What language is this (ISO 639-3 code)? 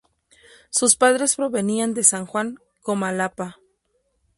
spa